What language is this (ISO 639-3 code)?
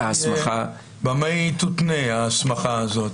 heb